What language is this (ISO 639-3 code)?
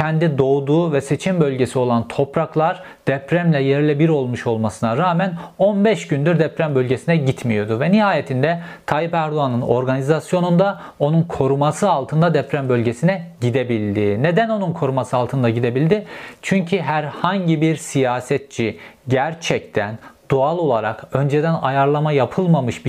tur